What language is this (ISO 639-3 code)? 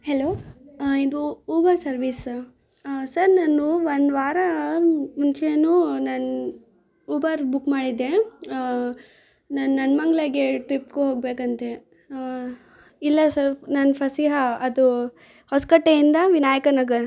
kan